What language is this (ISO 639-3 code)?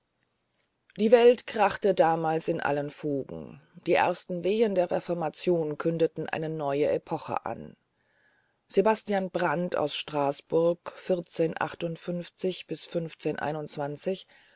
deu